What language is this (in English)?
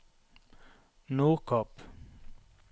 Norwegian